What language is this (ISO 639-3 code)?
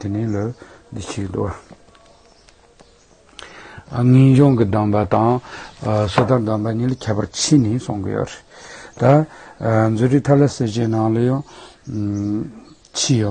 tur